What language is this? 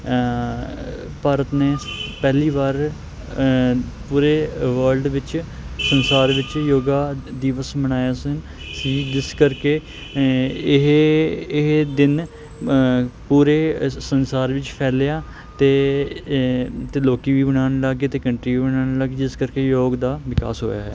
Punjabi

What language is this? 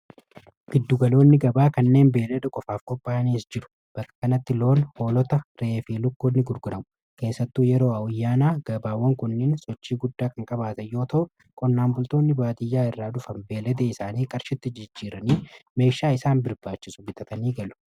Oromo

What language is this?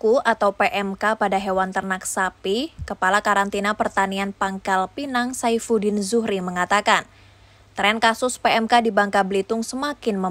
Indonesian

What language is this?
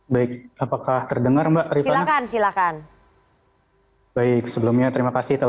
Indonesian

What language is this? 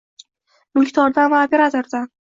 Uzbek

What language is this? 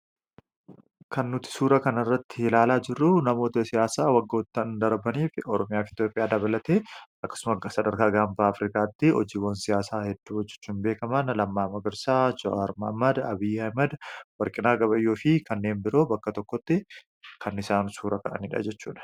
Oromo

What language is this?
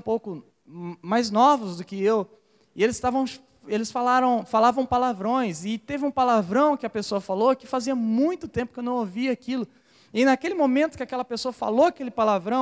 Portuguese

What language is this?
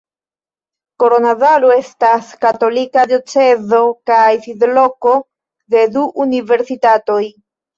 Esperanto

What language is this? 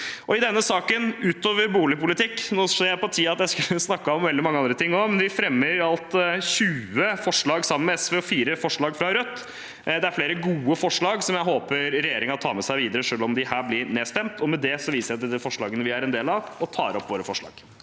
Norwegian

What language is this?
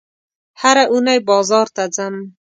Pashto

